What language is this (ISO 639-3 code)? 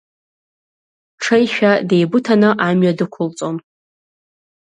abk